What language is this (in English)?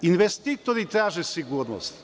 Serbian